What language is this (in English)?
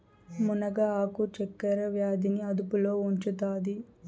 Telugu